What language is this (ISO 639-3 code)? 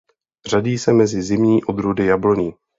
ces